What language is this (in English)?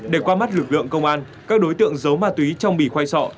Vietnamese